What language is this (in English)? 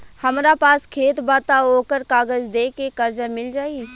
Bhojpuri